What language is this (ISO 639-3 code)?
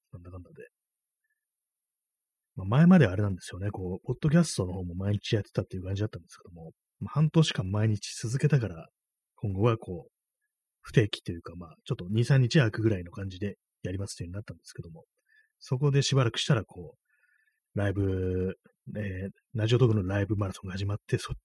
jpn